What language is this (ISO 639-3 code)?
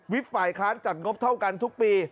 tha